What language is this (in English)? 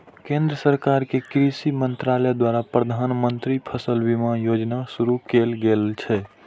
Maithili